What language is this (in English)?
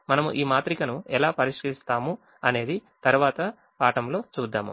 Telugu